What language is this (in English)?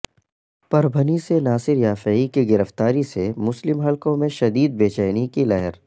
Urdu